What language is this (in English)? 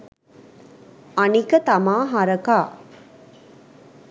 Sinhala